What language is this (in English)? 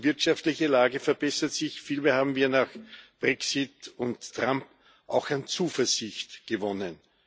German